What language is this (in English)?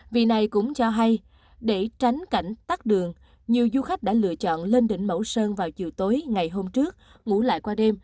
Vietnamese